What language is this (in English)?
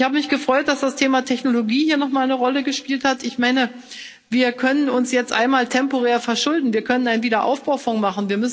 German